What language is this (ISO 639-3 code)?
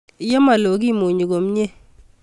kln